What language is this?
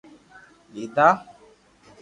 Loarki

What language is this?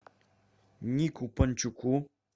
Russian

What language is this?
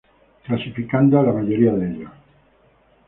Spanish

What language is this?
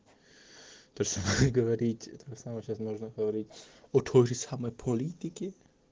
Russian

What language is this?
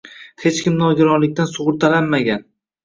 Uzbek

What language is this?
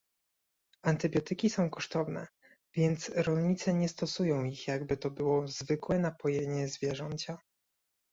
Polish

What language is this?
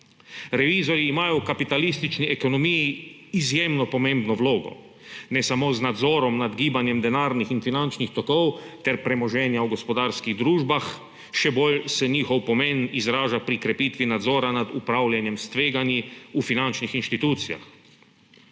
Slovenian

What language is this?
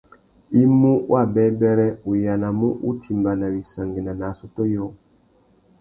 Tuki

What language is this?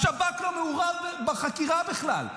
Hebrew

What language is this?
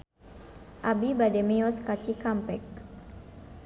Sundanese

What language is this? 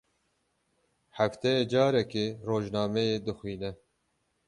Kurdish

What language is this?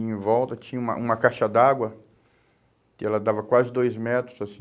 Portuguese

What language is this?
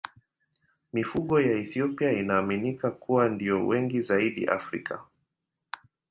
Swahili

